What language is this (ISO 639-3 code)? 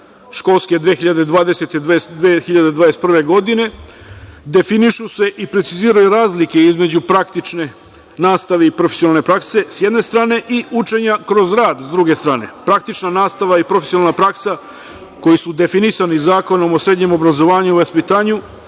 srp